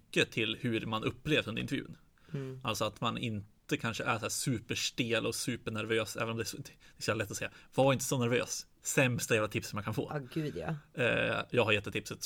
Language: Swedish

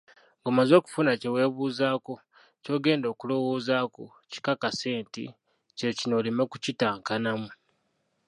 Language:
Ganda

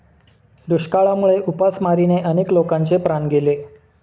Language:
Marathi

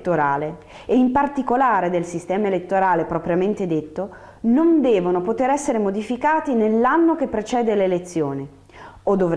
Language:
Italian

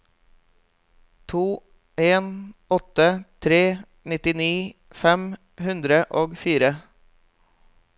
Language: Norwegian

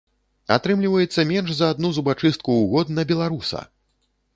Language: Belarusian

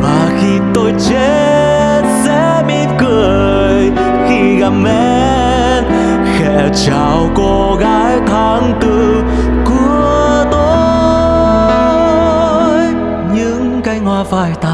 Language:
Vietnamese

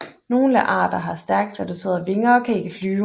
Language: Danish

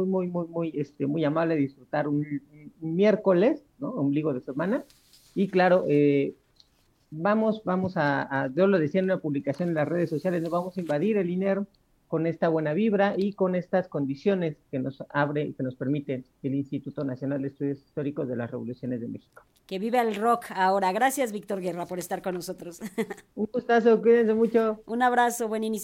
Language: Spanish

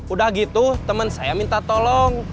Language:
Indonesian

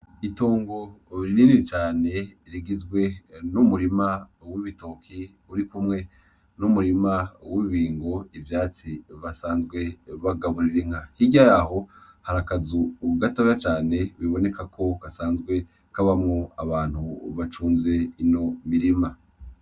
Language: Rundi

